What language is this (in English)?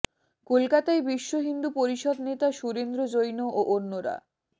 Bangla